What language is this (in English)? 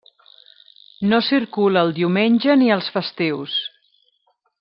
Catalan